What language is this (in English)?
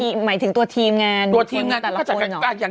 Thai